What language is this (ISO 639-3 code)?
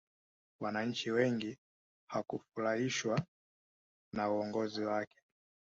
swa